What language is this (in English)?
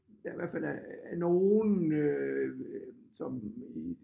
Danish